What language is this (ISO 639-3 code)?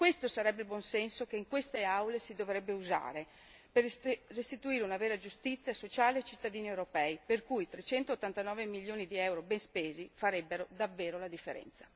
ita